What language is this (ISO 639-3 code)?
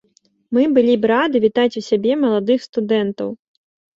bel